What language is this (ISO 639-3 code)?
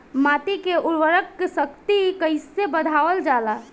bho